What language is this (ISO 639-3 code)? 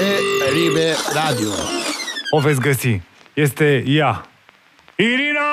ron